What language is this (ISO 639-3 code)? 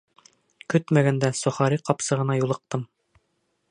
bak